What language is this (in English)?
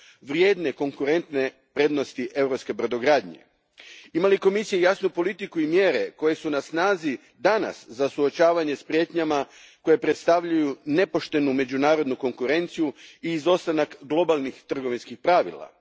Croatian